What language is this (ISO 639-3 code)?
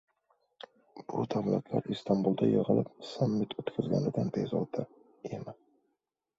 uzb